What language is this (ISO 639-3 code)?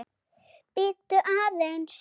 isl